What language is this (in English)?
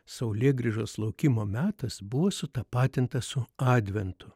Lithuanian